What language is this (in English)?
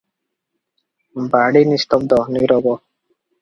Odia